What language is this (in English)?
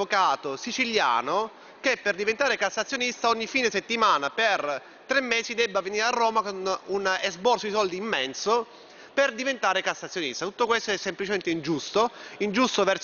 Italian